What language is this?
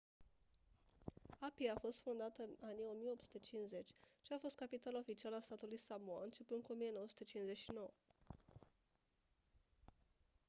Romanian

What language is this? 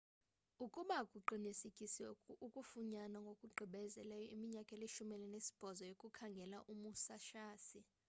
Xhosa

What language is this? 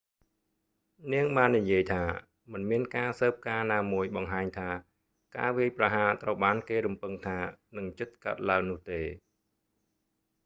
Khmer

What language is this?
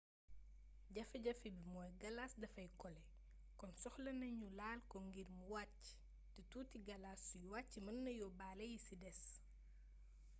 Wolof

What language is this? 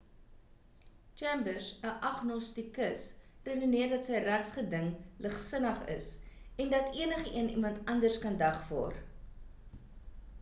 Afrikaans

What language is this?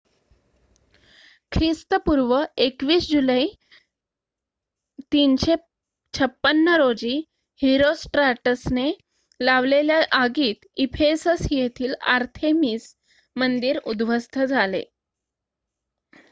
Marathi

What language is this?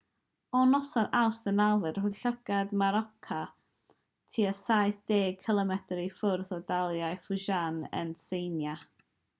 Welsh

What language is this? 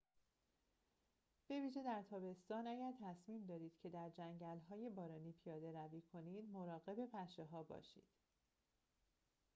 Persian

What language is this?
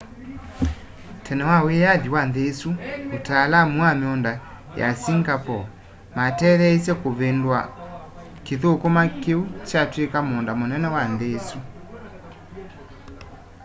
Kamba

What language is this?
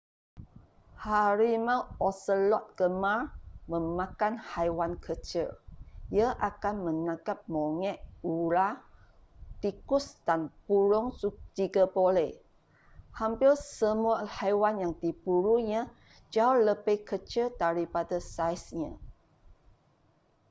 Malay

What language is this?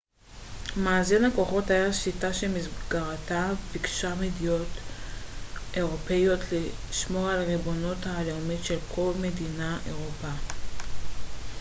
Hebrew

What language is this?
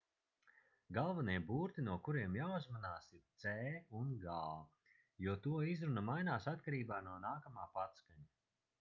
Latvian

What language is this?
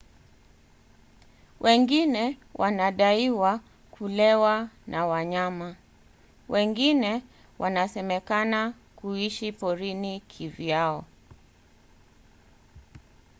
Swahili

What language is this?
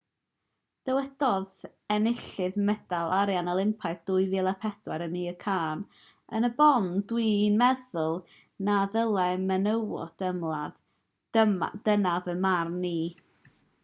Welsh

